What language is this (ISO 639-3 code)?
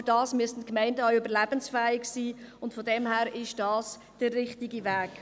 gsw